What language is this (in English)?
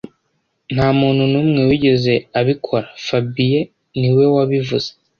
Kinyarwanda